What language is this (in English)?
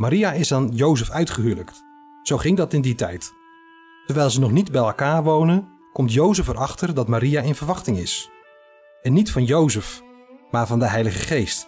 Dutch